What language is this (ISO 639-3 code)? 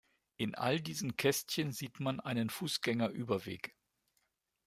deu